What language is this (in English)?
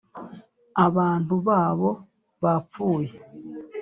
Kinyarwanda